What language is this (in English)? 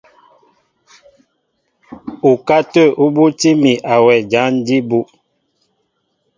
Mbo (Cameroon)